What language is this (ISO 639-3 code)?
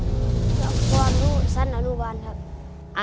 tha